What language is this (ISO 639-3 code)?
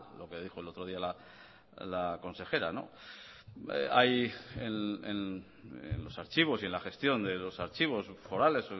spa